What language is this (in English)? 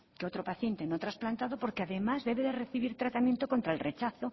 Spanish